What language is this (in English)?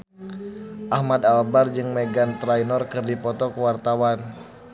Sundanese